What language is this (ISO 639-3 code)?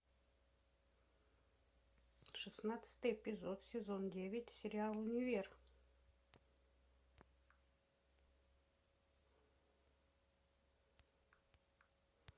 rus